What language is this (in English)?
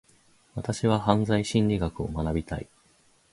Japanese